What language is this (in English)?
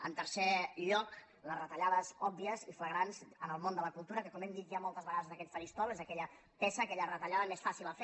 Catalan